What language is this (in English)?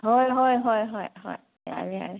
Manipuri